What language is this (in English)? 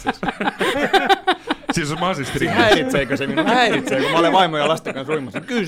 Finnish